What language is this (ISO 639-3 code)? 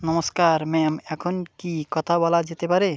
ben